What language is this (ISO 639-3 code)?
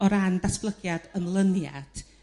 cym